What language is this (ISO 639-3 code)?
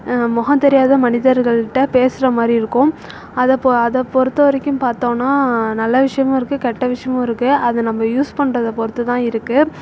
tam